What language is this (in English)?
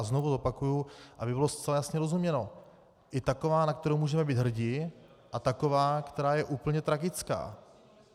Czech